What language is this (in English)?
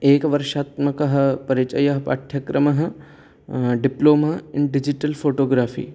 Sanskrit